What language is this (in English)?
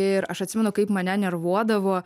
Lithuanian